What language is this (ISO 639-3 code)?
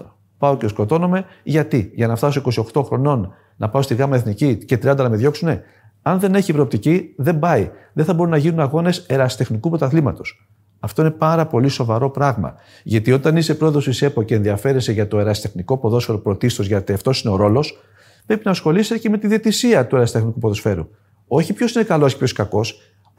ell